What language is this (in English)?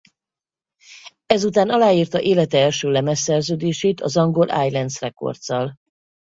Hungarian